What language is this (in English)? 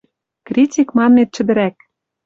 Western Mari